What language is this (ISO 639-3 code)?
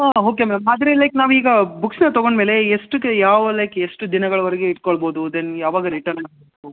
kan